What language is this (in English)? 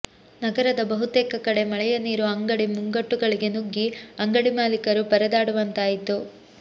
Kannada